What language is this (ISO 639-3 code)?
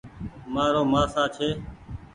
gig